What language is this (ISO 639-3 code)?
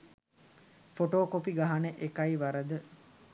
sin